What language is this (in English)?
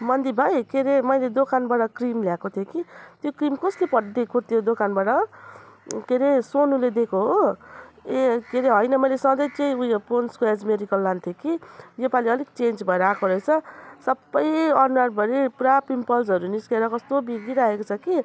Nepali